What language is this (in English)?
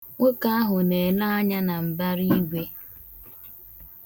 Igbo